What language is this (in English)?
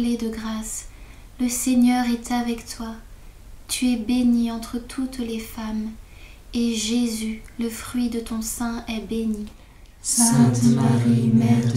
French